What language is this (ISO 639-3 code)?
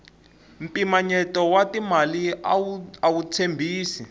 tso